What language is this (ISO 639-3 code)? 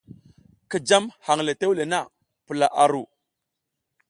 giz